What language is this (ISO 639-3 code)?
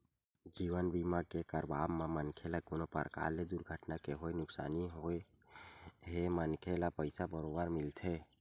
hne